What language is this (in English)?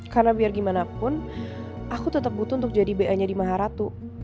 Indonesian